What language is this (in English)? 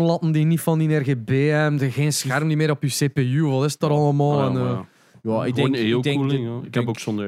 Dutch